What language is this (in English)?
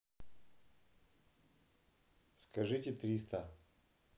Russian